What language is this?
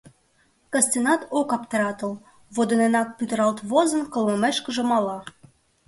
Mari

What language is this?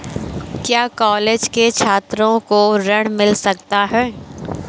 Hindi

